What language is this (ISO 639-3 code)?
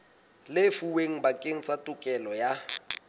sot